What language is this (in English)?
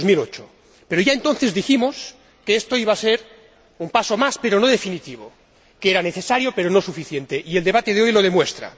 Spanish